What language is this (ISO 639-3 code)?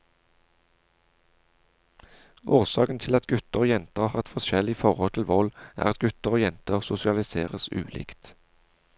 nor